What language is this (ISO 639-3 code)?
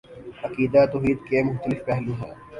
urd